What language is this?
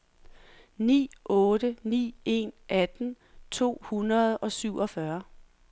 Danish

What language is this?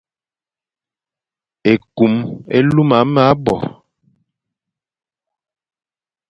Fang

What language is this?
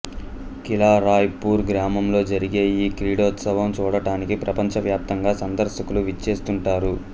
Telugu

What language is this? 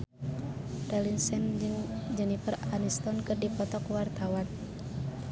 Sundanese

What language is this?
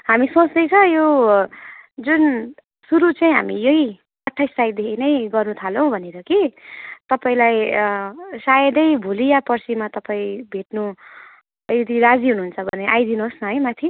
Nepali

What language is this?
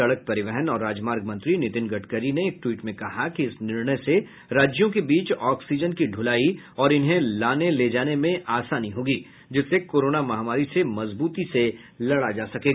Hindi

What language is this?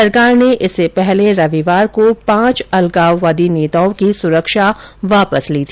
Hindi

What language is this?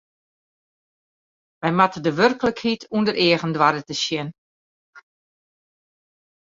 Western Frisian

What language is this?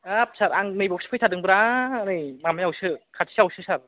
Bodo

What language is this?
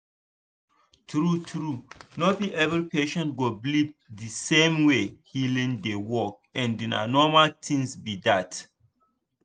Nigerian Pidgin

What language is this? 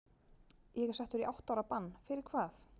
Icelandic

